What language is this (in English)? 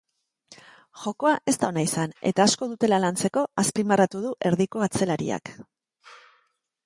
Basque